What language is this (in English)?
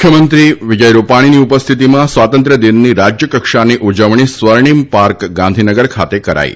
Gujarati